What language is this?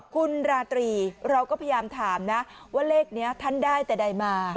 Thai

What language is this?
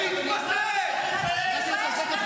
Hebrew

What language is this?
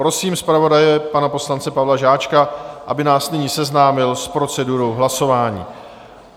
Czech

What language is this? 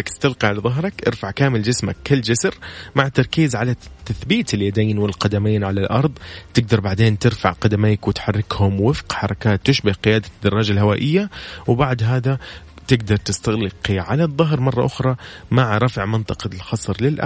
Arabic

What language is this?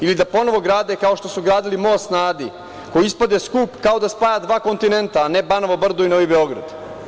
Serbian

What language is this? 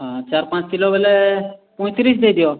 Odia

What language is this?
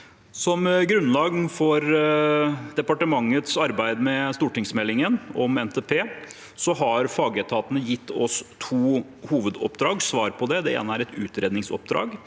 Norwegian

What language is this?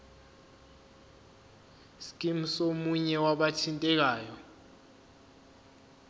Zulu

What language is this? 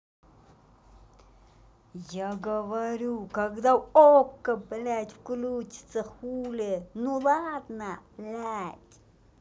Russian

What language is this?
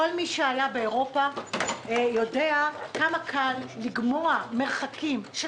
Hebrew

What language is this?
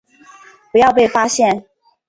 Chinese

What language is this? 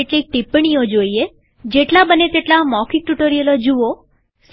Gujarati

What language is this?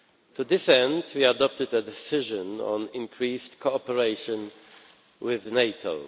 English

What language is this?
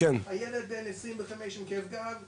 Hebrew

